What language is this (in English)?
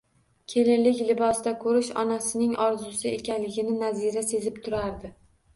Uzbek